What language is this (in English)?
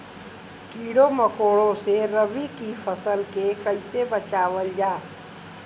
Bhojpuri